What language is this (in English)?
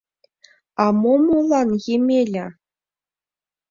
Mari